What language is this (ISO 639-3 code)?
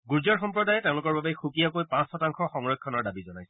asm